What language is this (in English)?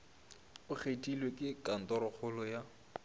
Northern Sotho